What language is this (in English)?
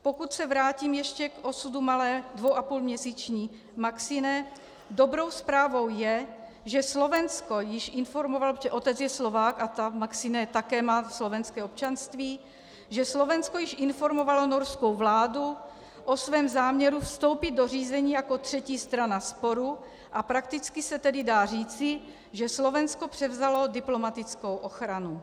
Czech